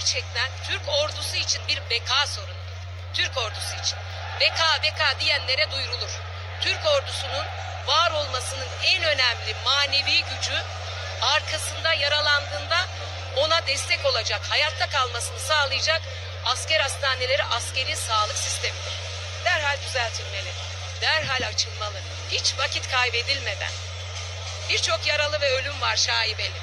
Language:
Turkish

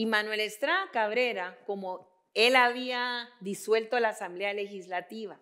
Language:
Spanish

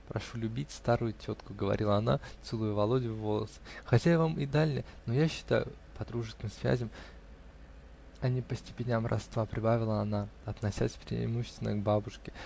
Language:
Russian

